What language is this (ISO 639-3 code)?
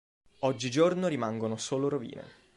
ita